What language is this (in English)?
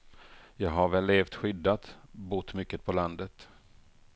Swedish